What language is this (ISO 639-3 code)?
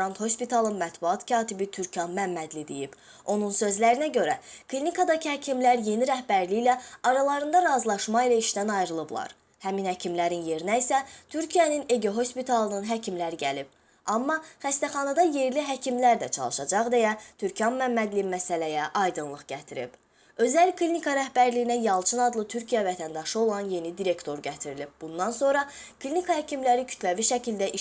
aze